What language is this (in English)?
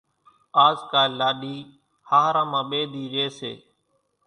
Kachi Koli